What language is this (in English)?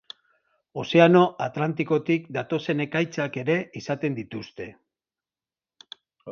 Basque